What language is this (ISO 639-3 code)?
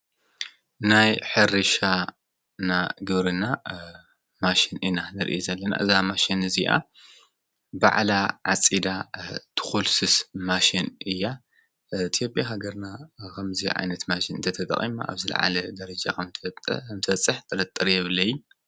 tir